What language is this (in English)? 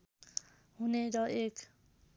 Nepali